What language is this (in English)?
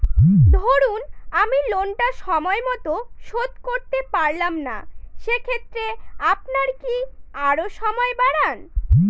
Bangla